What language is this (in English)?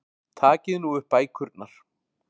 Icelandic